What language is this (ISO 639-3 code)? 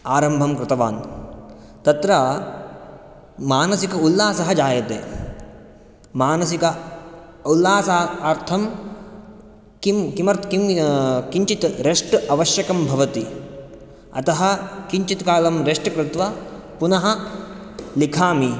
san